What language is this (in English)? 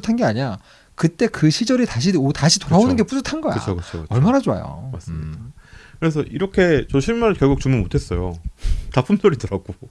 Korean